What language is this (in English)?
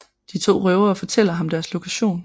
Danish